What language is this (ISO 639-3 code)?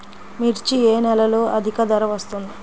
tel